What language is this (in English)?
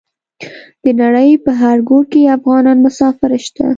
Pashto